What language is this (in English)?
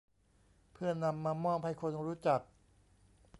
Thai